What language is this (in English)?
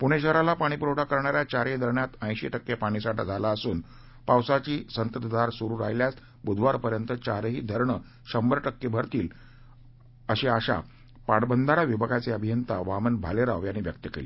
Marathi